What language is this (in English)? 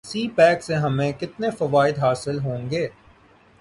Urdu